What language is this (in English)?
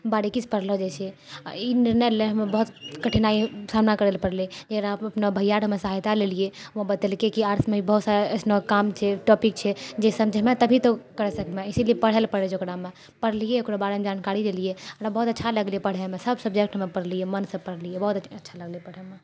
Maithili